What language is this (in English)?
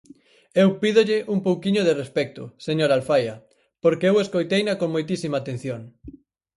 Galician